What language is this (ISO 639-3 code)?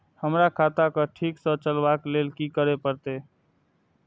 mai